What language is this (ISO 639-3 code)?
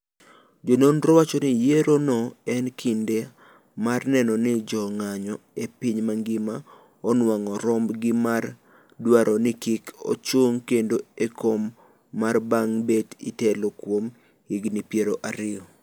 luo